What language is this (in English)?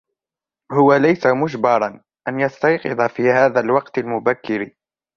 Arabic